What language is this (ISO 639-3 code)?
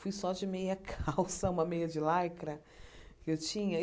por